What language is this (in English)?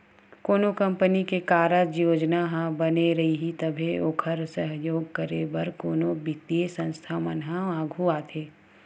Chhattisgarhi